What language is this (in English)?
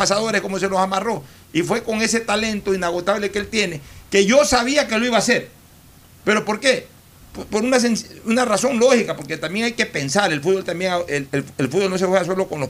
Spanish